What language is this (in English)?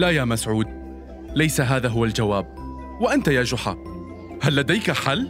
Arabic